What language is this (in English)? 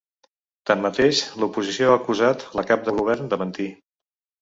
Catalan